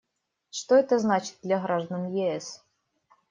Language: Russian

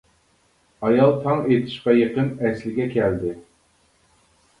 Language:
Uyghur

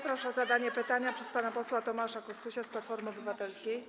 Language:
Polish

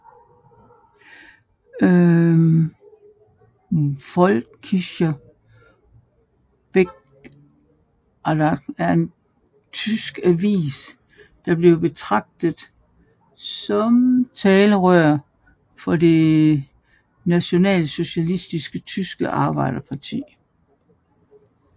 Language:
Danish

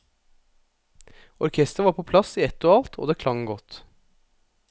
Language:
Norwegian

